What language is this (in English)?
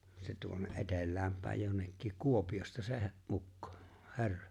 Finnish